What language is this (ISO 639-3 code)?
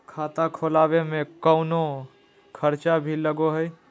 mag